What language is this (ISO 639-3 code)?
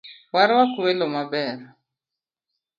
luo